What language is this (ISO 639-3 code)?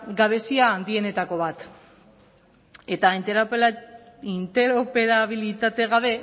eus